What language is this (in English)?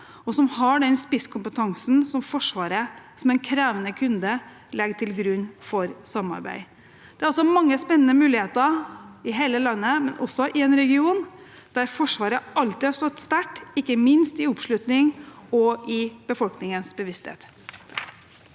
Norwegian